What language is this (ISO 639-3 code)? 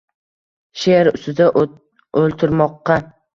uzb